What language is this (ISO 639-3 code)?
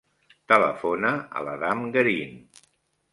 cat